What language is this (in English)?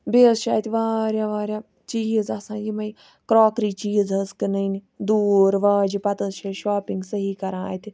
Kashmiri